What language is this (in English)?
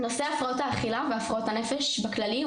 Hebrew